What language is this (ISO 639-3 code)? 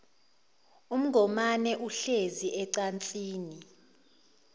zul